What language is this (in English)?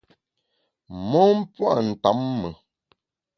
Bamun